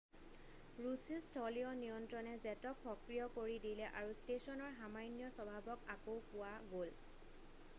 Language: Assamese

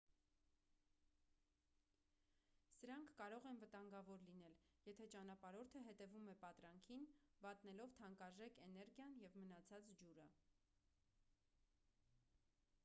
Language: Armenian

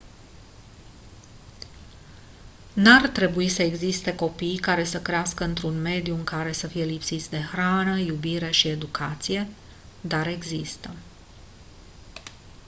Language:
Romanian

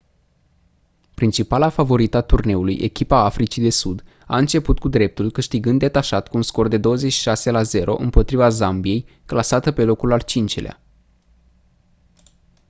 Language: Romanian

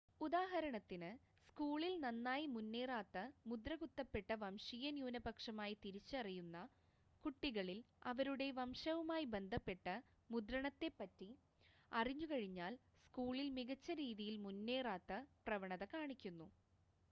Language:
Malayalam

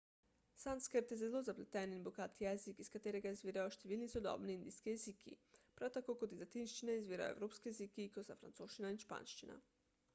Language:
Slovenian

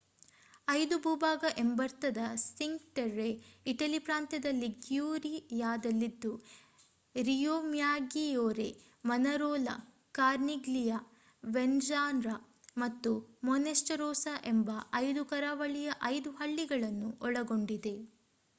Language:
Kannada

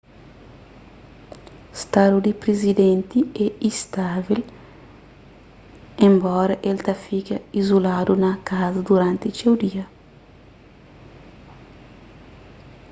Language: Kabuverdianu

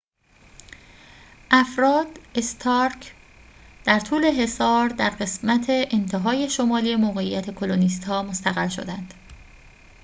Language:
Persian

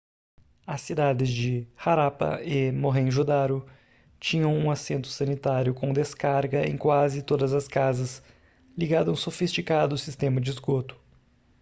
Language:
Portuguese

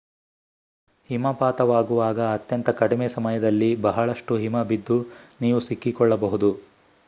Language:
Kannada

